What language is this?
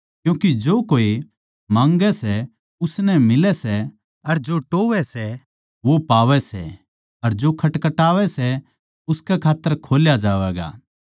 Haryanvi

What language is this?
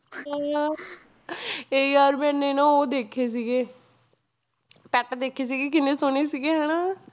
Punjabi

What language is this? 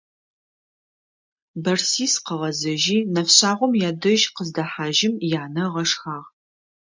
Adyghe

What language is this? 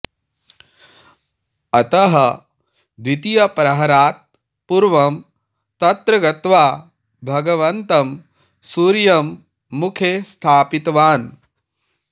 Sanskrit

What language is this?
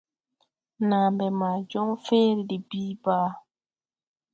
Tupuri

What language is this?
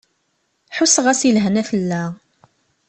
Kabyle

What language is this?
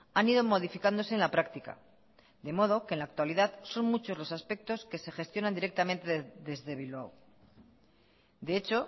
Spanish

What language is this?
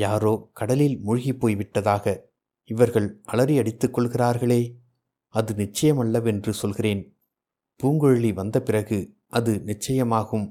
Tamil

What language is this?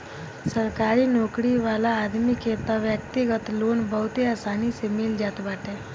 Bhojpuri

